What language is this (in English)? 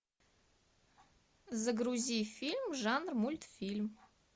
Russian